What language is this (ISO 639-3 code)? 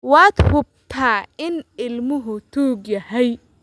som